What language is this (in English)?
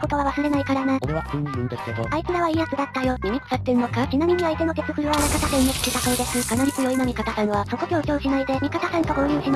Japanese